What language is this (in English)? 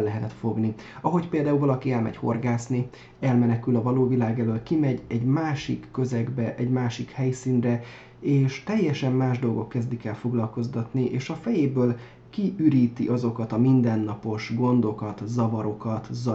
Hungarian